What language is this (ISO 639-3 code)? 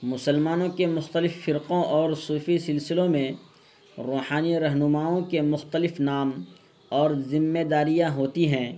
urd